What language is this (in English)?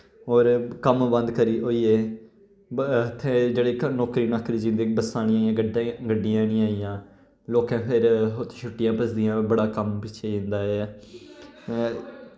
Dogri